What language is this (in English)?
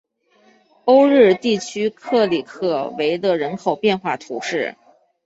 Chinese